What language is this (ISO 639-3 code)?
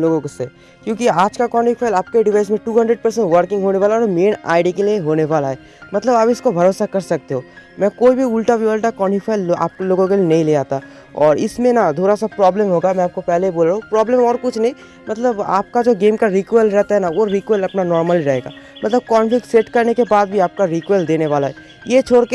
hin